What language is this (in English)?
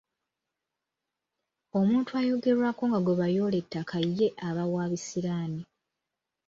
Ganda